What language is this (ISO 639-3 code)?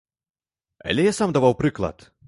bel